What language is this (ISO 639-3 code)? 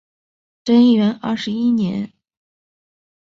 zho